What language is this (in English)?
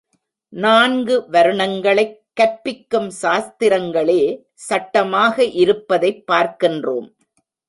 Tamil